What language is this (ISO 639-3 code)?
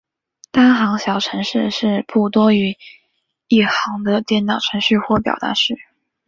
zho